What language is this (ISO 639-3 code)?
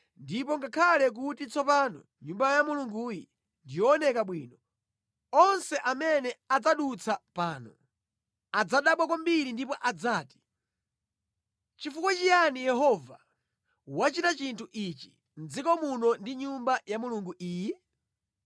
nya